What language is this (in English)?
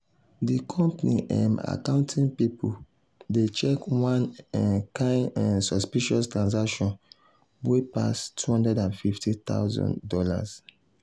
Nigerian Pidgin